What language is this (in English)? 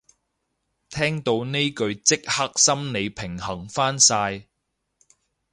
Cantonese